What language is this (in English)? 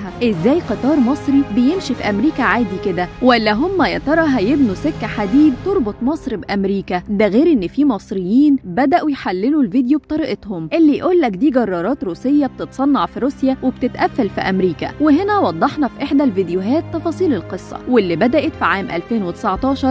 Arabic